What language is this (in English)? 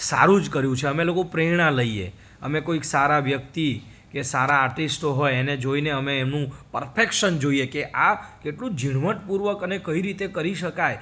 Gujarati